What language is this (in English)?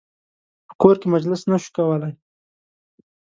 Pashto